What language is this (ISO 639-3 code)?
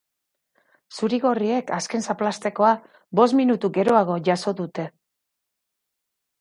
eus